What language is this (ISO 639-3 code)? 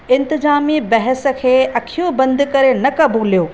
snd